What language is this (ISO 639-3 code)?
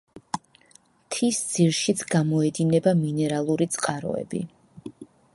kat